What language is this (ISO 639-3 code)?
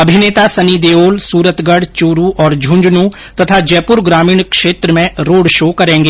hin